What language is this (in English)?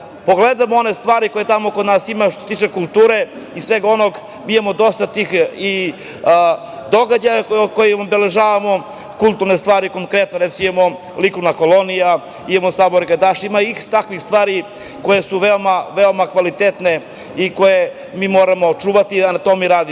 Serbian